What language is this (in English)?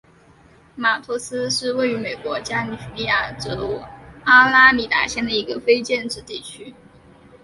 Chinese